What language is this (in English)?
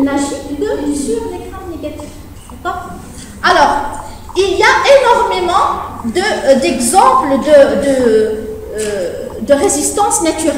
French